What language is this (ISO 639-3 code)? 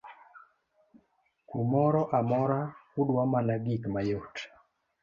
luo